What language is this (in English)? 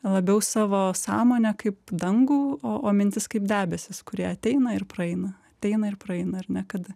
Lithuanian